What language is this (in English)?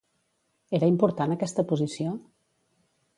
Catalan